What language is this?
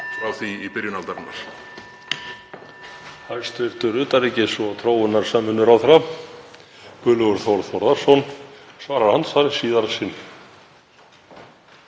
Icelandic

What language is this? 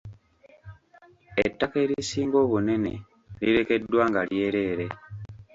Ganda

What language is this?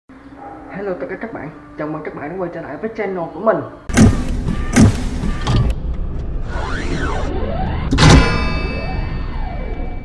Vietnamese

